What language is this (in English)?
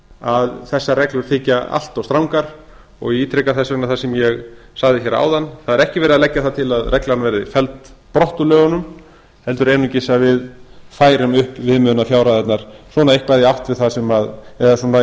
Icelandic